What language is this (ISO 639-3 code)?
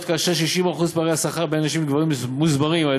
heb